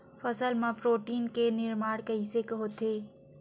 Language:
Chhattisgarhi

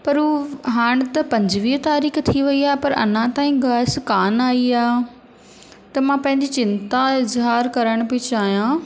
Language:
Sindhi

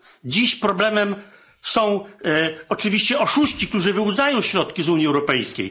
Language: Polish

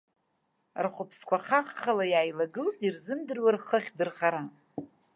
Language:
Abkhazian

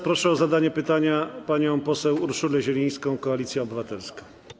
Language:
Polish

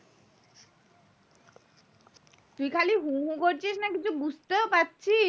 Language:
Bangla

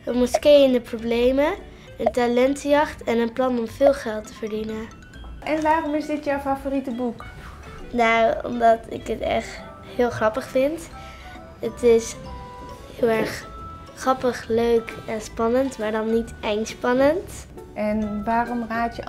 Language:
Dutch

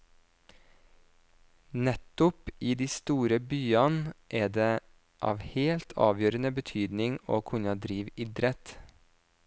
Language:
Norwegian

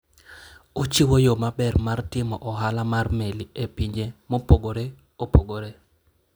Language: Luo (Kenya and Tanzania)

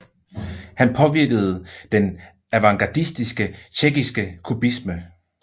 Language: Danish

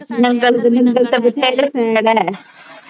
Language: Punjabi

